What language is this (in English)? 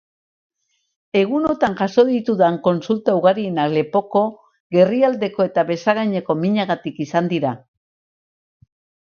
Basque